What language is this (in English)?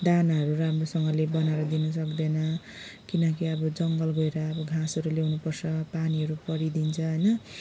Nepali